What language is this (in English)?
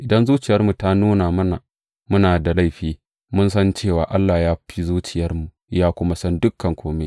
Hausa